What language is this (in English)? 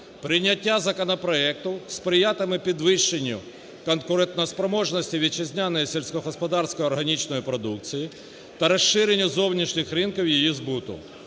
Ukrainian